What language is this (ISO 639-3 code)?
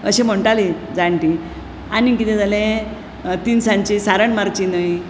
kok